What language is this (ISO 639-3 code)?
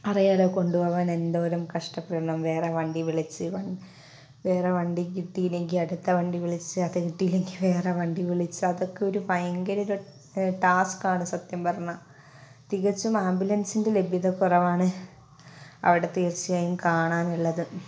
mal